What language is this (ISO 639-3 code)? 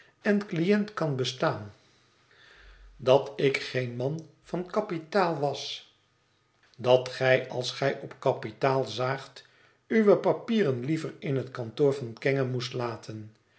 nld